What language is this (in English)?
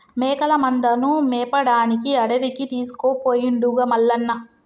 Telugu